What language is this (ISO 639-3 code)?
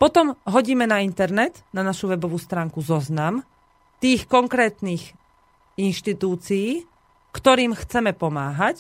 slk